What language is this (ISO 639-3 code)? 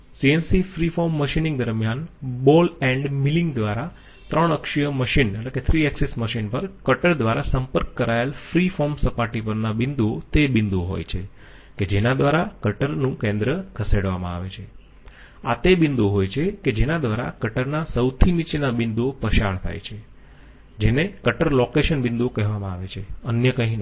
guj